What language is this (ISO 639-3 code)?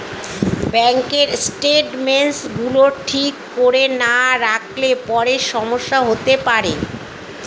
ben